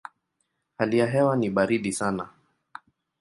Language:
Swahili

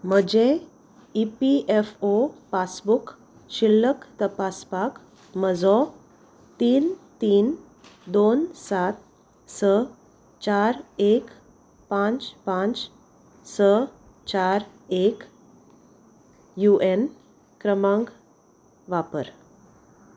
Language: Konkani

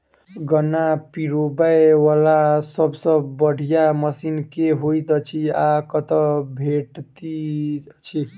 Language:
Maithili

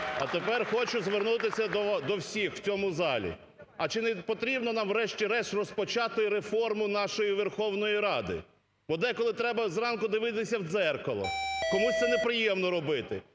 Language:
Ukrainian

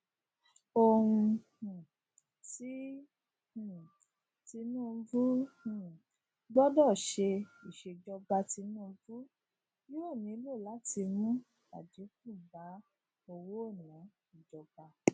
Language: Yoruba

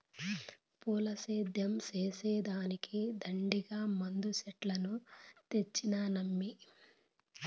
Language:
Telugu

